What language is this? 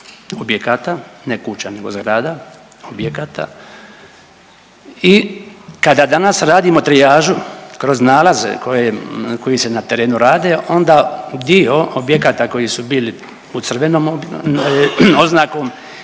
Croatian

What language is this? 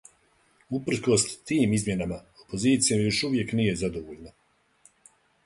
Serbian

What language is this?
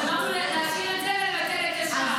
Hebrew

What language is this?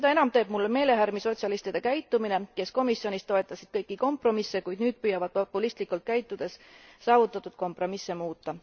Estonian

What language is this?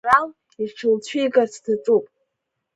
Abkhazian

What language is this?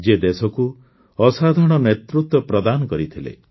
Odia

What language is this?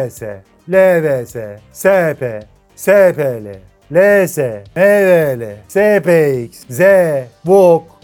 Turkish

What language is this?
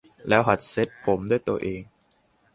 Thai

